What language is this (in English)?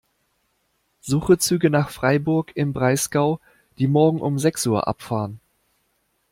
German